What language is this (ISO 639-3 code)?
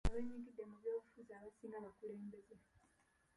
lug